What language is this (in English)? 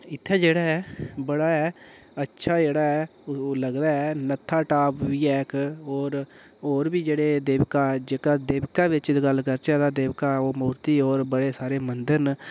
Dogri